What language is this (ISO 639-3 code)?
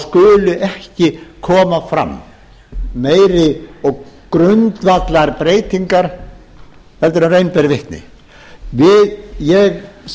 isl